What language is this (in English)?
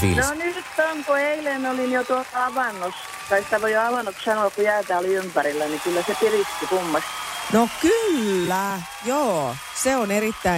Finnish